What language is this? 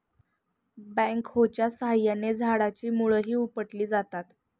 Marathi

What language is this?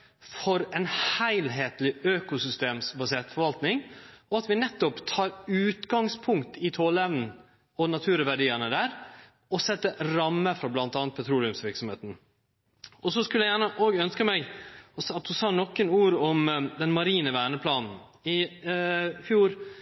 Norwegian Nynorsk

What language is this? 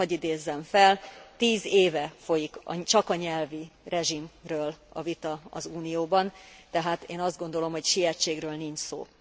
Hungarian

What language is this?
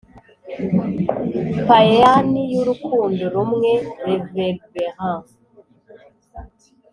Kinyarwanda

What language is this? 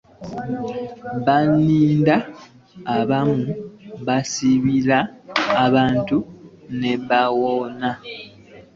Ganda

